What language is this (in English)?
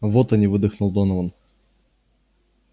Russian